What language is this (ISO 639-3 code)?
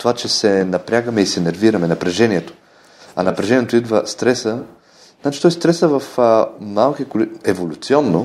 bul